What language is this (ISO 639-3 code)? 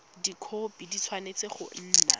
tsn